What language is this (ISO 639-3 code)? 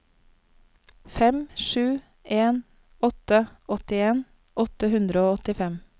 nor